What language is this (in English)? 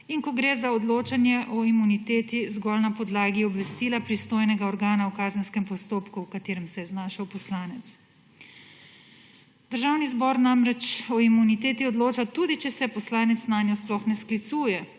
Slovenian